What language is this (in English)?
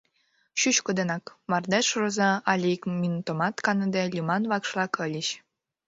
Mari